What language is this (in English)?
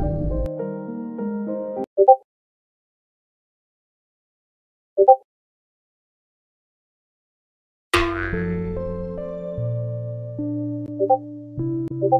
Arabic